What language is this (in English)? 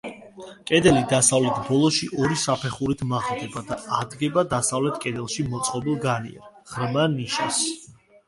Georgian